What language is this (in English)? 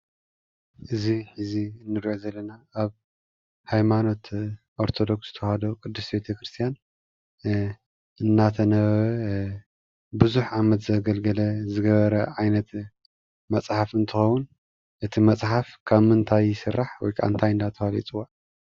Tigrinya